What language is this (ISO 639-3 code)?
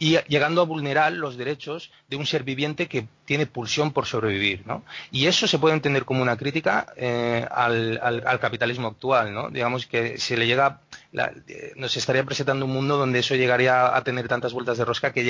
spa